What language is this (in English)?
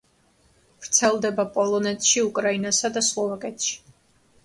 Georgian